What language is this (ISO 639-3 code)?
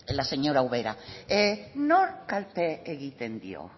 eus